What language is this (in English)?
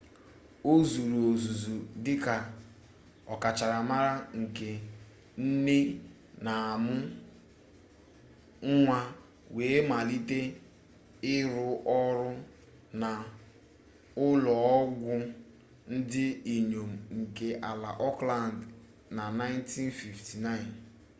Igbo